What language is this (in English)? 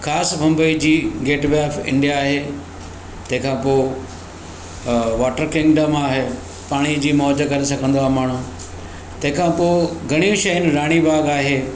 Sindhi